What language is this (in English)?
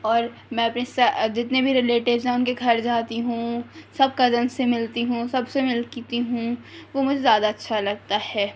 Urdu